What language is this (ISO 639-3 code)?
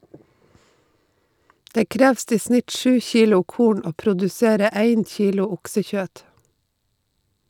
nor